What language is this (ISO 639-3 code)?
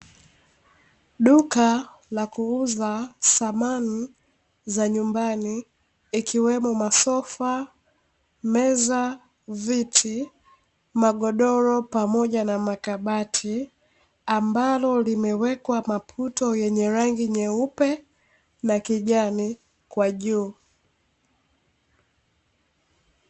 swa